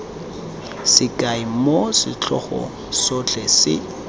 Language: Tswana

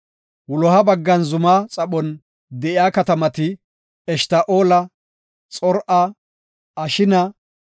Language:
Gofa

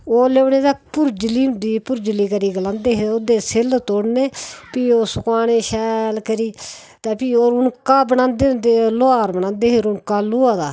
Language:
Dogri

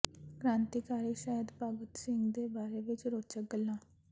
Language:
Punjabi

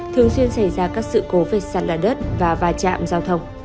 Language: Vietnamese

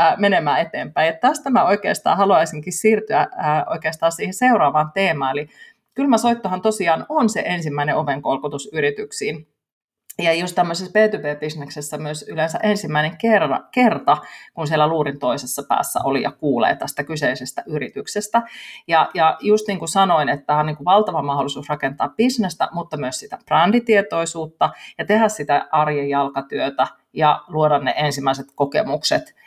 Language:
Finnish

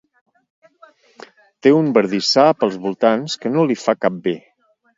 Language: Catalan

